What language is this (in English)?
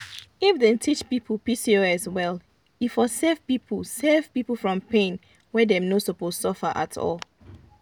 Nigerian Pidgin